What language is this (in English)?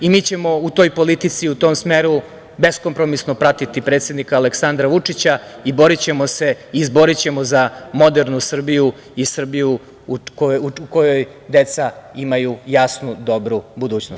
Serbian